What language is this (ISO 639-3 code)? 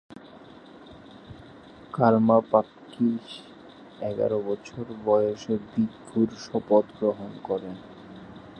ben